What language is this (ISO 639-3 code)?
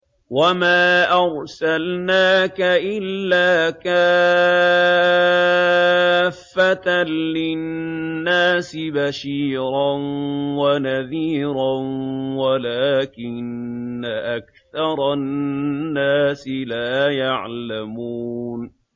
ara